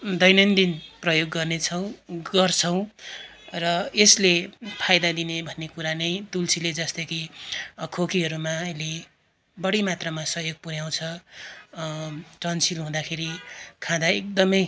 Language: Nepali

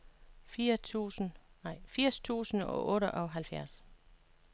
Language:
Danish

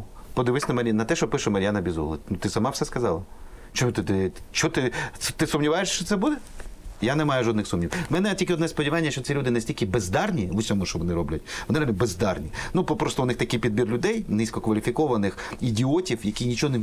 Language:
Ukrainian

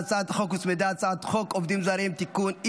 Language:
Hebrew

